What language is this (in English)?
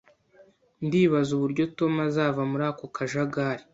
Kinyarwanda